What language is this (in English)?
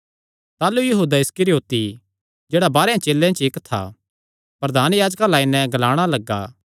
Kangri